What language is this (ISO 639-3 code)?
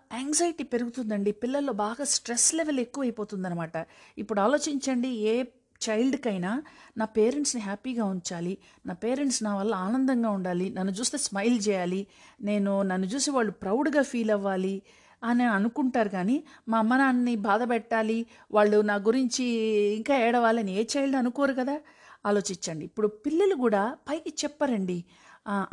tel